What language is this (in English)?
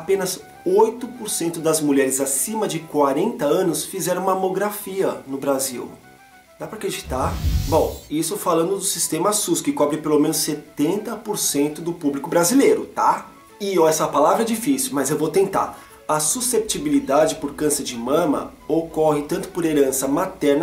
Portuguese